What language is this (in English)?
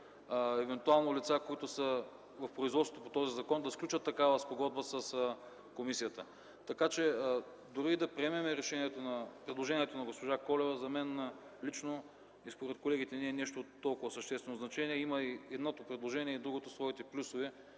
Bulgarian